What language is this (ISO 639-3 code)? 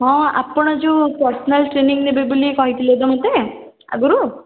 ori